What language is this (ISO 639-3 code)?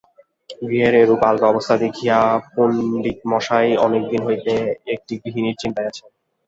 ben